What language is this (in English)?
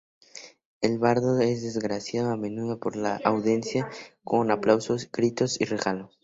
Spanish